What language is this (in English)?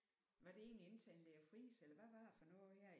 Danish